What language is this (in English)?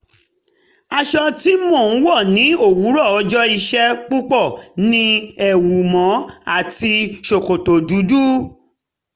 Yoruba